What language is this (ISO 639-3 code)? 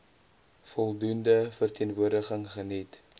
afr